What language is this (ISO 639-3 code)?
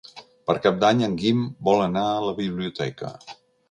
cat